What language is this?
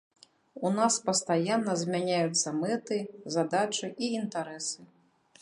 Belarusian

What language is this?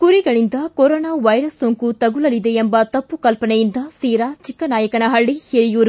Kannada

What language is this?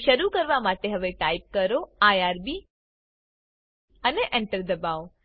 Gujarati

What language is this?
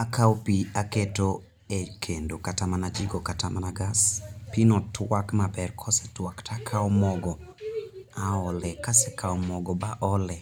Luo (Kenya and Tanzania)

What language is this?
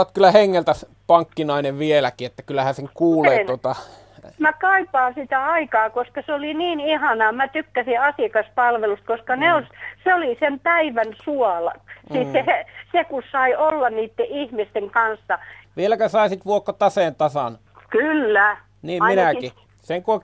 Finnish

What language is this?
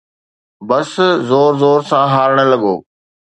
Sindhi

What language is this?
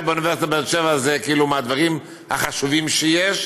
Hebrew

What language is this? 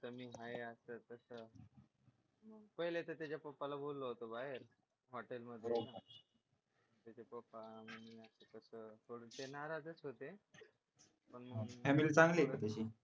Marathi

